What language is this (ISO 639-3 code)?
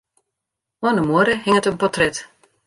fry